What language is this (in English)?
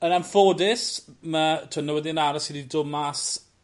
Welsh